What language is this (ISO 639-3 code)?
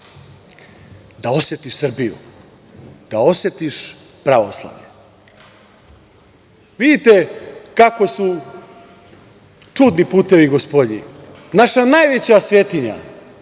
srp